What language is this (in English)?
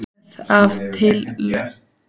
Icelandic